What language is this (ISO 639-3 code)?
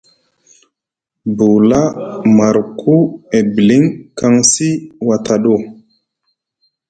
mug